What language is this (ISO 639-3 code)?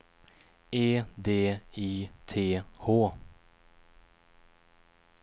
swe